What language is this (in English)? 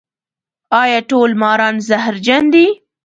Pashto